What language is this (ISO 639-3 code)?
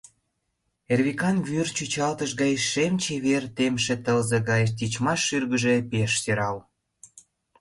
chm